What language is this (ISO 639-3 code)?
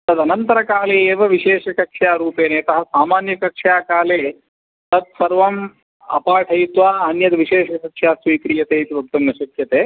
san